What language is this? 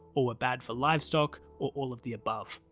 English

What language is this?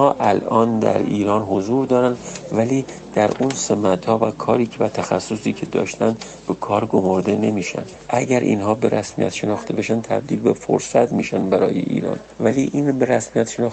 Persian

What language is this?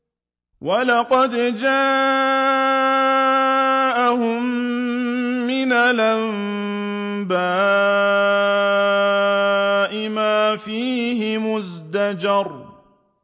Arabic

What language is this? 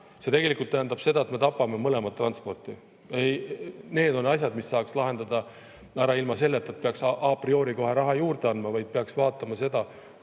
Estonian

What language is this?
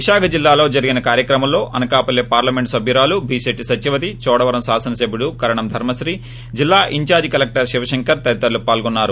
Telugu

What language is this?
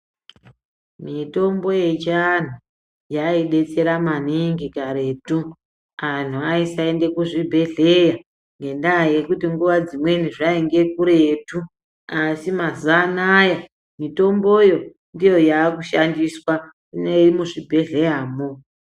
Ndau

